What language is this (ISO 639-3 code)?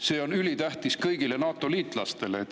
est